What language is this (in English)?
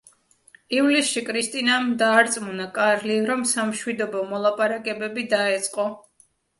Georgian